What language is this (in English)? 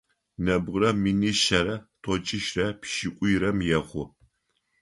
Adyghe